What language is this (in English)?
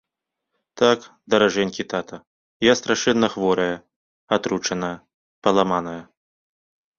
Belarusian